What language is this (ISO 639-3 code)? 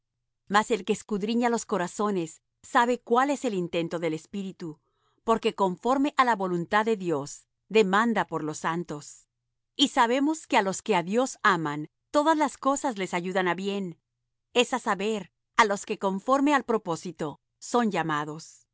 spa